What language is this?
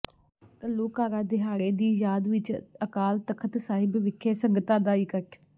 Punjabi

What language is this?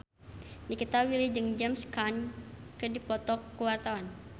Sundanese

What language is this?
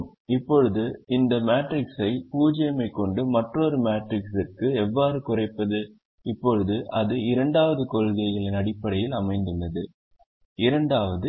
Tamil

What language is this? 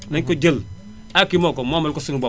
Wolof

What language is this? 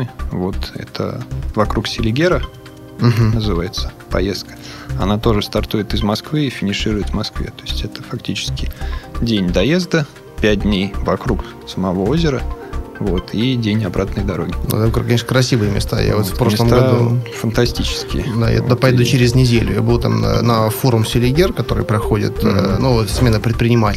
Russian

